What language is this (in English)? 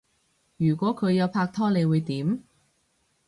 Cantonese